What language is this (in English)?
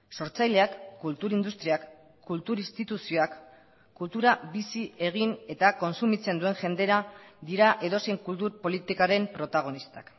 Basque